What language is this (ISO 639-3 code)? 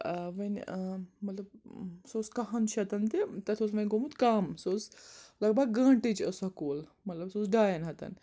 kas